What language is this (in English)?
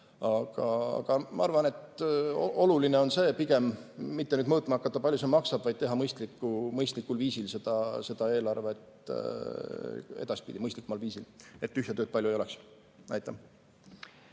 Estonian